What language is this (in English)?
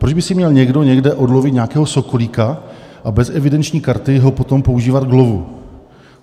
Czech